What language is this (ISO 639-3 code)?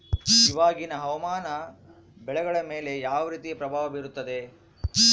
kan